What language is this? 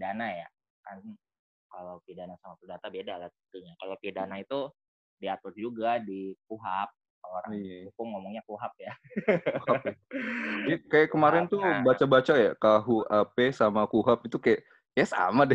Indonesian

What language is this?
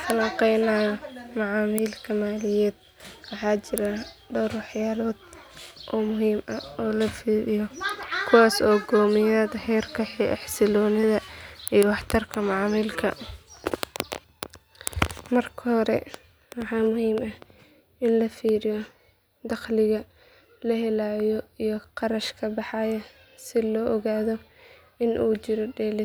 Somali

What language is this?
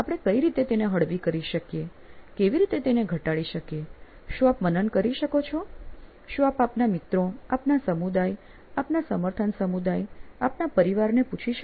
Gujarati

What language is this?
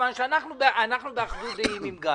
Hebrew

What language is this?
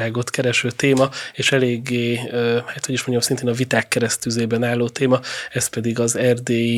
Hungarian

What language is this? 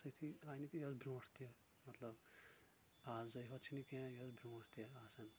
Kashmiri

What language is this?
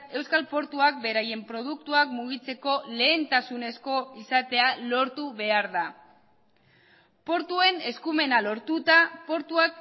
Basque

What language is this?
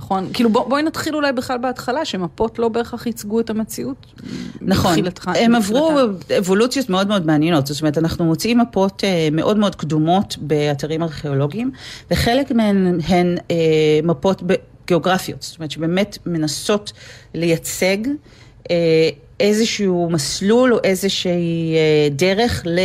Hebrew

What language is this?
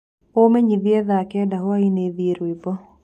Kikuyu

